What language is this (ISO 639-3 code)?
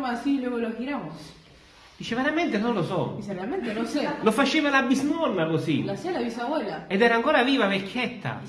ita